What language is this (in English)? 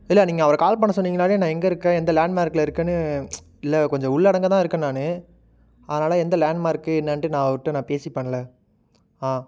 Tamil